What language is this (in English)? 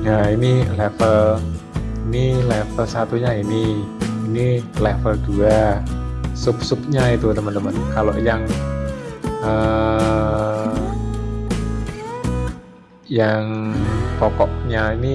Indonesian